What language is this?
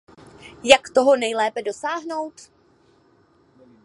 Czech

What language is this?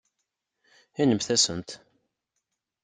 Kabyle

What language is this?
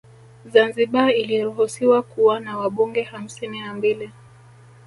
Swahili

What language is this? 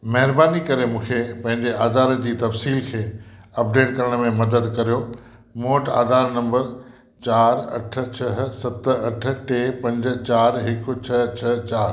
Sindhi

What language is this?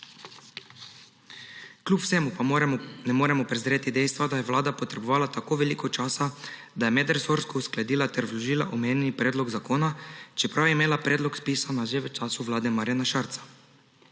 Slovenian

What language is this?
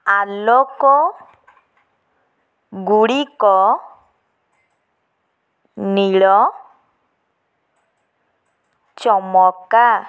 Odia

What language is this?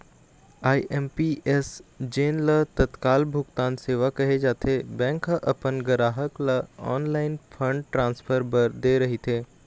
Chhattisgarhi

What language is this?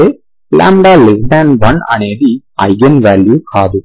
Telugu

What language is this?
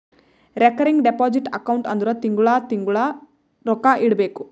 Kannada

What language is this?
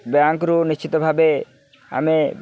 Odia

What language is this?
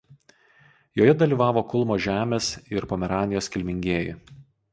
Lithuanian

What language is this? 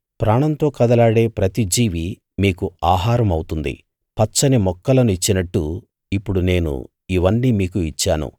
Telugu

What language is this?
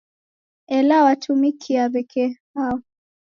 Taita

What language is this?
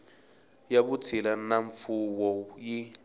Tsonga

